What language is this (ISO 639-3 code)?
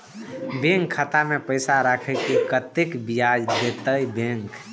mai